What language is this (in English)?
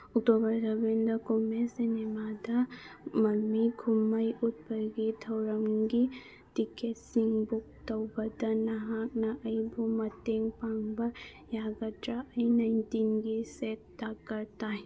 Manipuri